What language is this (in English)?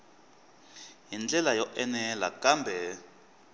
Tsonga